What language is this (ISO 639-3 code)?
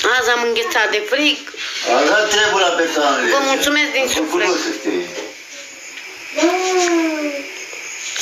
ron